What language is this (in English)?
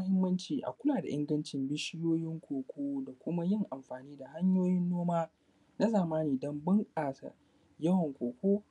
Hausa